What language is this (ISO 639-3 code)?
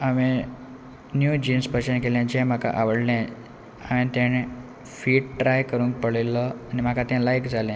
kok